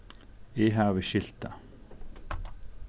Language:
Faroese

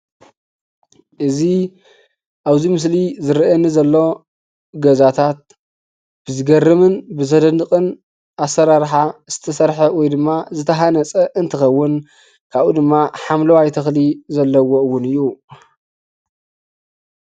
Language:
Tigrinya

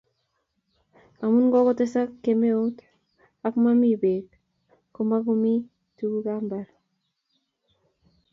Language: Kalenjin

